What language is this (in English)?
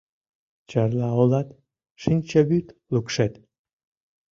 Mari